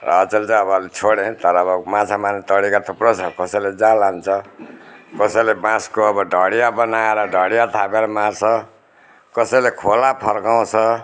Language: Nepali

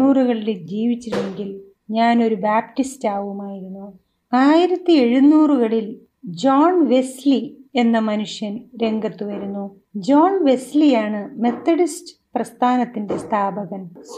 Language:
Malayalam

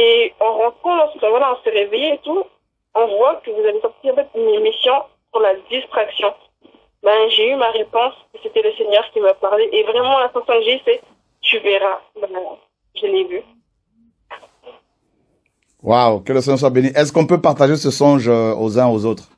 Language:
French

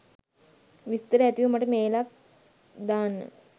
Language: Sinhala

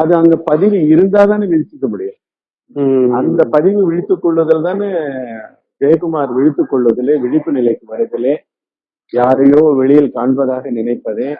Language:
Tamil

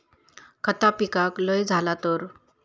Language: Marathi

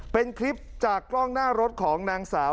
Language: Thai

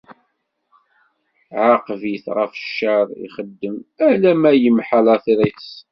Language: Kabyle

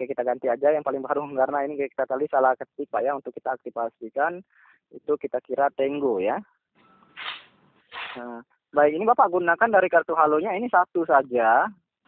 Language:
Indonesian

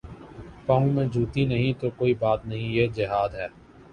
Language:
Urdu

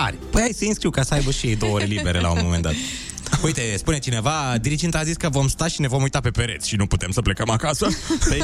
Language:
Romanian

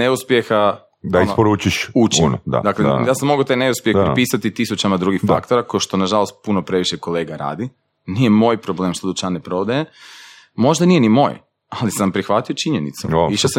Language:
Croatian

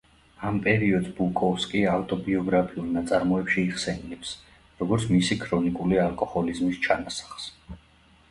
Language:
Georgian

